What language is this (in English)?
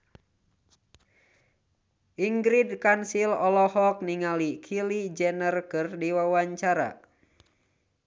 Sundanese